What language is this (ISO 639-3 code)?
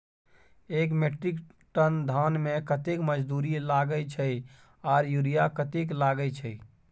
mai